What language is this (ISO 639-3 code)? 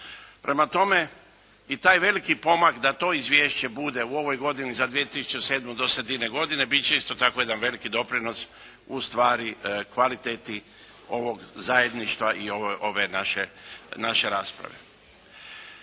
hrv